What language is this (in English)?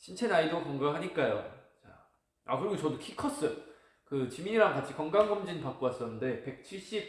Korean